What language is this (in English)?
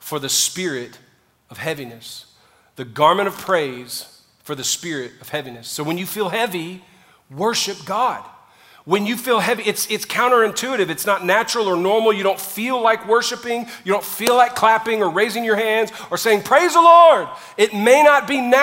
English